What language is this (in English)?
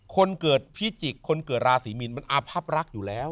Thai